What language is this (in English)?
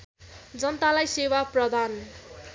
Nepali